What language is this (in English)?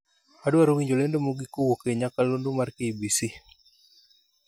Luo (Kenya and Tanzania)